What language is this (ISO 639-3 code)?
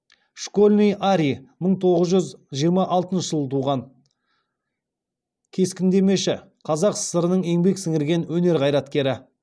kaz